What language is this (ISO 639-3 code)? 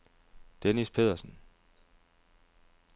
dan